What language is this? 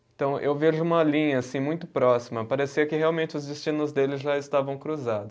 Portuguese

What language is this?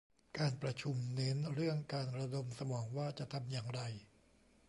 Thai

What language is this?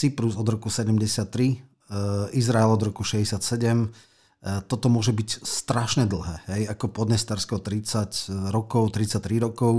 Slovak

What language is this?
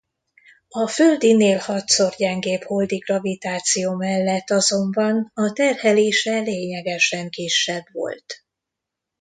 Hungarian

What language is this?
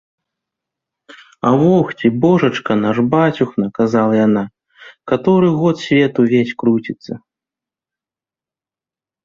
Belarusian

